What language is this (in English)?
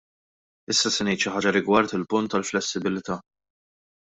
Maltese